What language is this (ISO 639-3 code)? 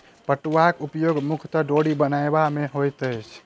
mai